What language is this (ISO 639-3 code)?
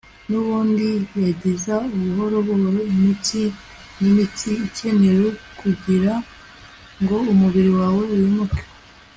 kin